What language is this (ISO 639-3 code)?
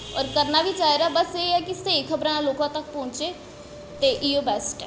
doi